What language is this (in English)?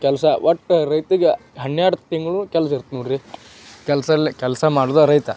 Kannada